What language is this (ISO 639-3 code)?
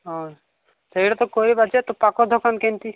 ori